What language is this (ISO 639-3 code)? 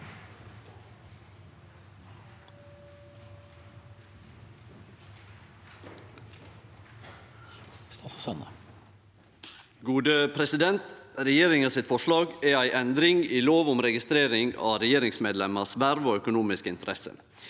nor